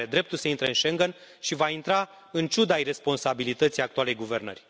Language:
Romanian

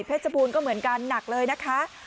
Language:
Thai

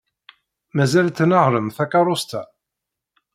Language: Kabyle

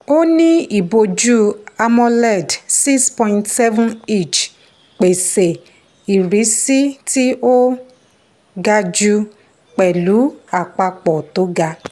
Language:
Yoruba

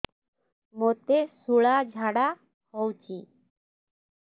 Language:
Odia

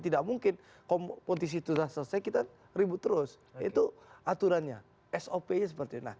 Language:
Indonesian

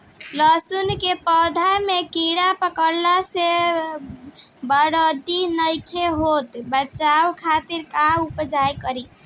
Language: Bhojpuri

